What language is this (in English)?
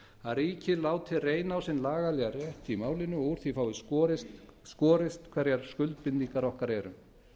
Icelandic